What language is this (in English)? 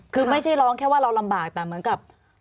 Thai